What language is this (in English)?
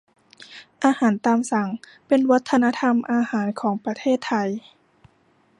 Thai